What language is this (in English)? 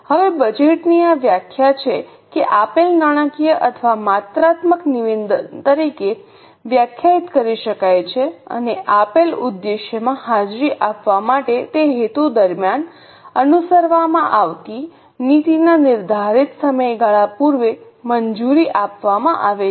Gujarati